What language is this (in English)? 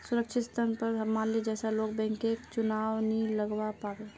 Magahi